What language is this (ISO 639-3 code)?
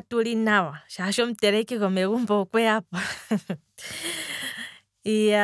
kwm